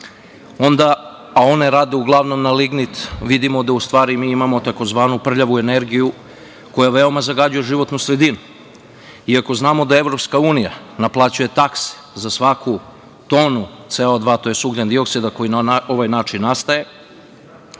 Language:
Serbian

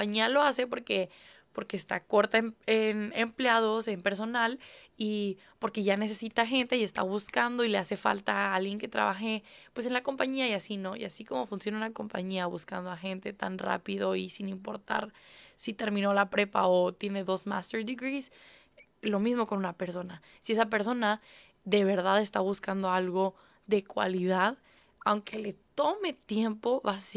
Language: Spanish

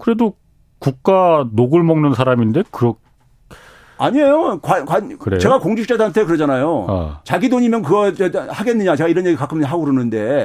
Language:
Korean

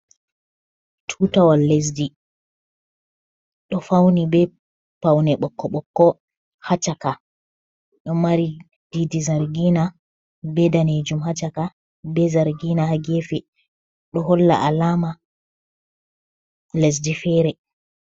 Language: Fula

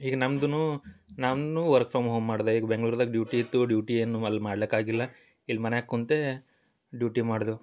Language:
Kannada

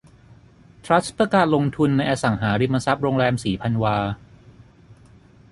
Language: Thai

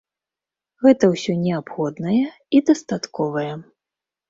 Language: Belarusian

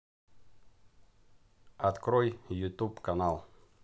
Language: Russian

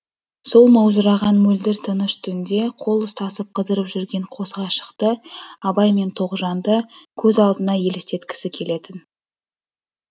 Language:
Kazakh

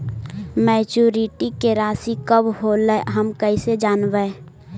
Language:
Magahi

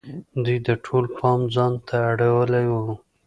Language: Pashto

